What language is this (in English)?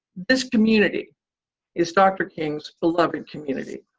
English